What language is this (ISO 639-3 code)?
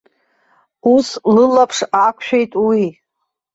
abk